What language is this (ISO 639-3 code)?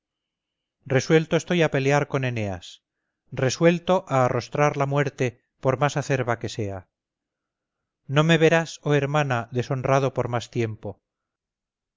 spa